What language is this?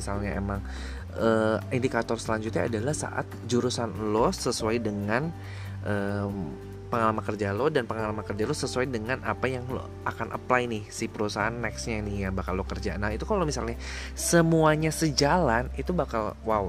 Indonesian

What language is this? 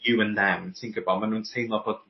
Welsh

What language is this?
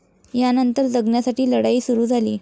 Marathi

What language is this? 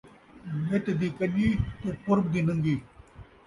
Saraiki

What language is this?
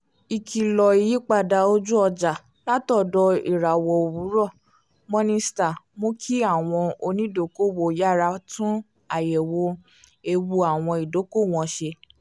Yoruba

